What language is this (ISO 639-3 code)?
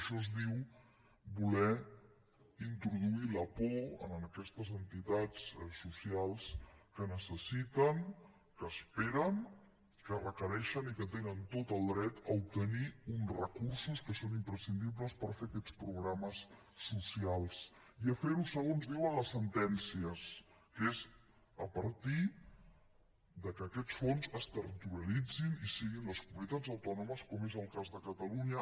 cat